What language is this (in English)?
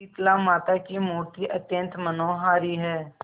Hindi